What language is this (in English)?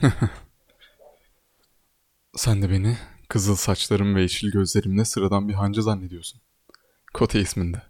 Turkish